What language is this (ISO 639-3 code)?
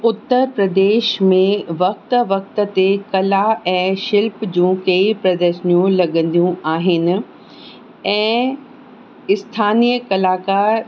snd